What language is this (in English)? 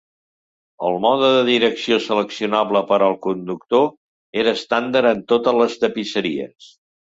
Catalan